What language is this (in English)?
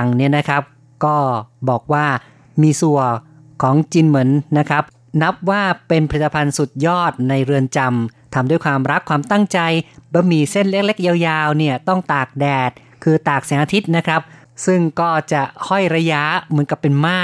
Thai